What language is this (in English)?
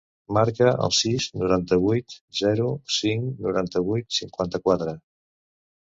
Catalan